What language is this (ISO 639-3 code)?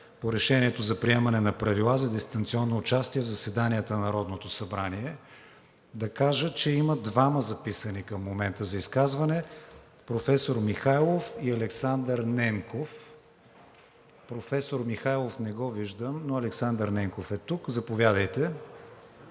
bul